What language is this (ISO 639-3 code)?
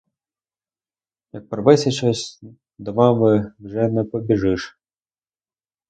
ukr